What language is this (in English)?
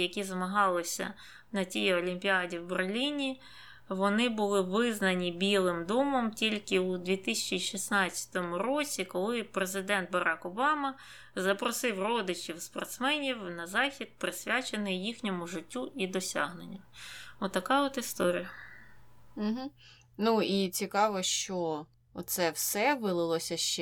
Ukrainian